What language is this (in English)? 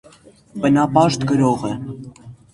Armenian